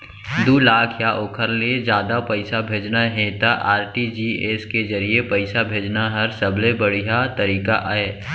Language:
Chhattisgarhi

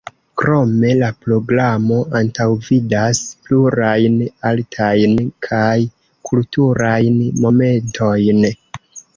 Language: Esperanto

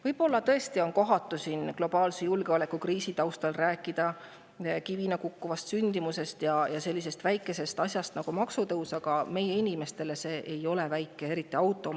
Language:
Estonian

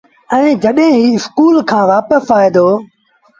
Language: Sindhi Bhil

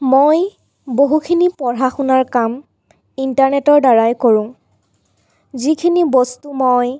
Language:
Assamese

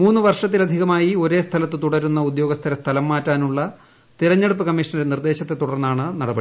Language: Malayalam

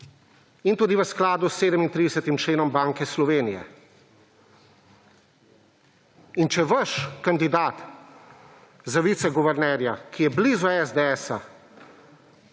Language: Slovenian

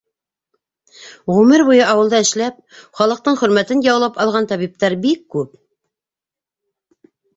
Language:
Bashkir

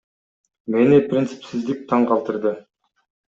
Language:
Kyrgyz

